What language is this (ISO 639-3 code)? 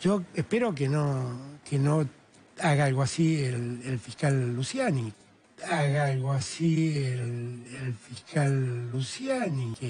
spa